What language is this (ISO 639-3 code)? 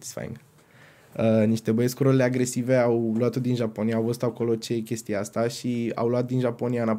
ron